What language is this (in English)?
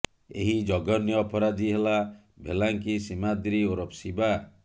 Odia